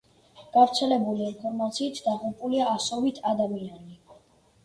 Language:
Georgian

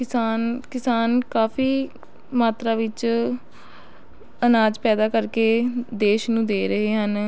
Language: Punjabi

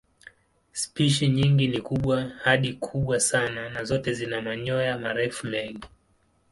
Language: Swahili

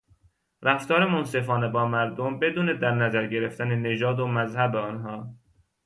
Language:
Persian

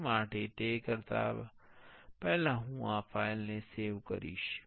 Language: Gujarati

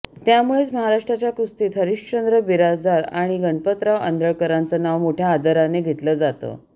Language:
Marathi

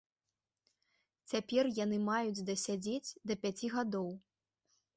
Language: Belarusian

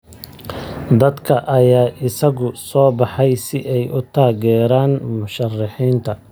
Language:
Somali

